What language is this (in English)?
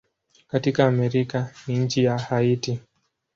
Swahili